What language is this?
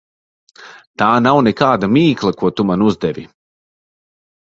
Latvian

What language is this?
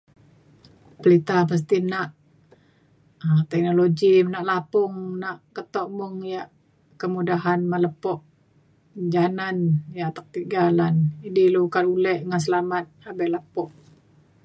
Mainstream Kenyah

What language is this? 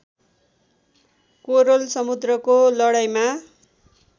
Nepali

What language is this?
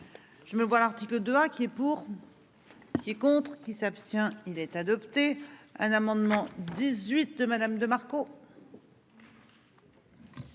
French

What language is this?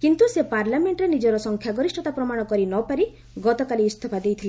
Odia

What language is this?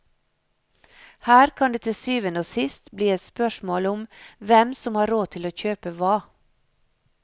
Norwegian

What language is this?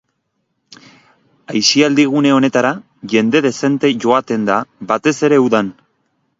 Basque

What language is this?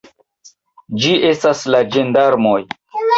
Esperanto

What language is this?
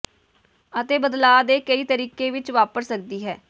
Punjabi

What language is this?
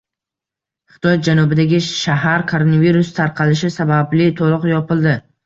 Uzbek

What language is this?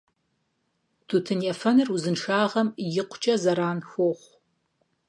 Kabardian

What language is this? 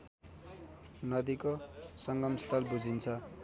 Nepali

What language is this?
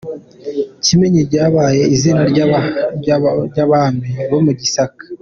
Kinyarwanda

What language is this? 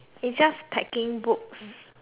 English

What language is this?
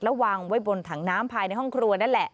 Thai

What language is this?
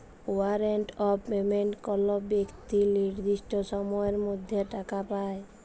Bangla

